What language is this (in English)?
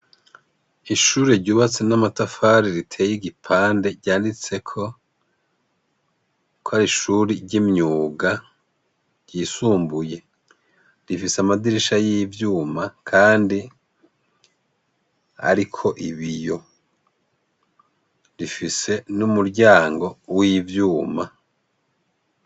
Rundi